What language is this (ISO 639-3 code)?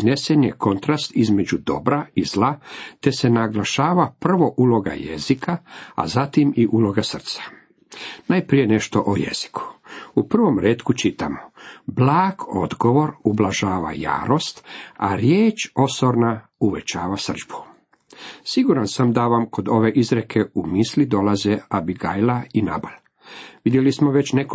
hrv